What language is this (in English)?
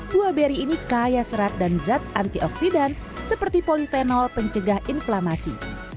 Indonesian